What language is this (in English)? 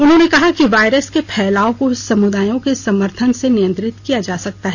Hindi